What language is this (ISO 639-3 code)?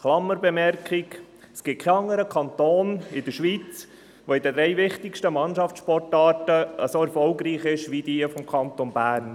gsw